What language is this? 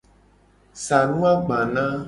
Gen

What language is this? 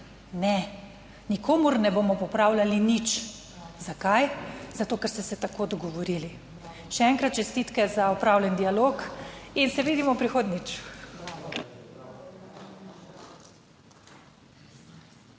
Slovenian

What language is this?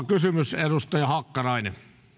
Finnish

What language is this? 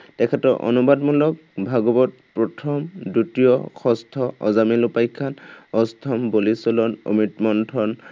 Assamese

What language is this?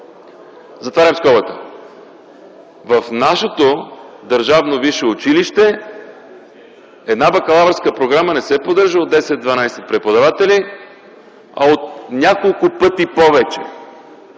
Bulgarian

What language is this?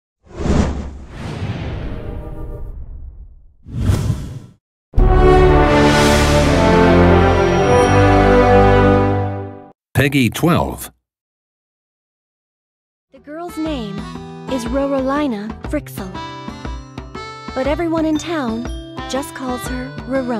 English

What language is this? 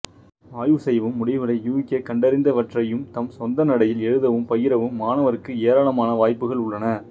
Tamil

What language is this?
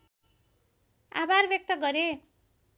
Nepali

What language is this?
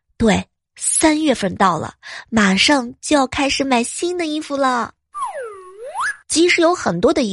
Chinese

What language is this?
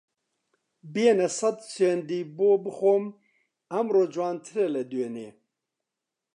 Central Kurdish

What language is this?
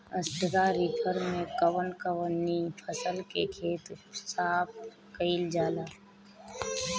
Bhojpuri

